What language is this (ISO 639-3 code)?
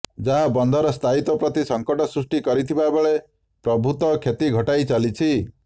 ori